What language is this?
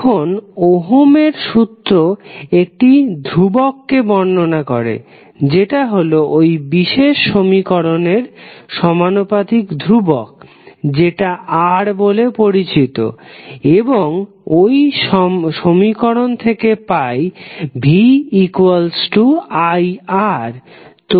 Bangla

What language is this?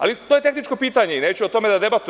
Serbian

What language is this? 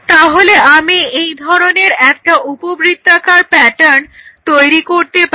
Bangla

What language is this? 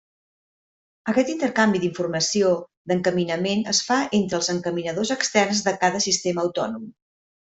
Catalan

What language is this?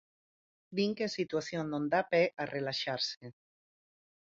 Galician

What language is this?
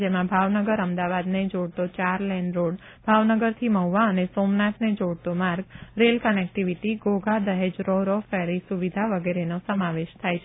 Gujarati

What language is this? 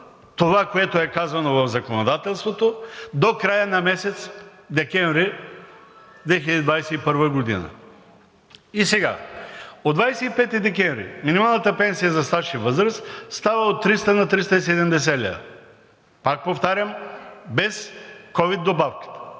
Bulgarian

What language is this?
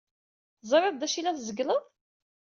Kabyle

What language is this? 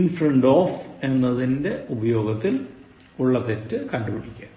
Malayalam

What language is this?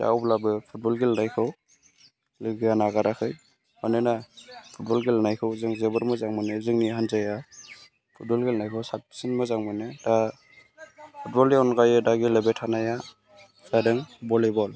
Bodo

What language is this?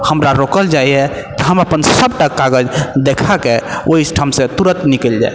Maithili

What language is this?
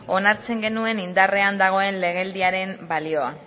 Basque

